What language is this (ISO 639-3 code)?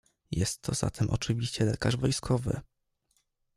pol